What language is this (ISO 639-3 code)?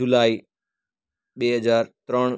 guj